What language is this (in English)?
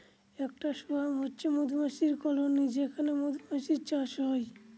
Bangla